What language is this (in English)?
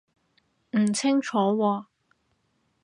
Cantonese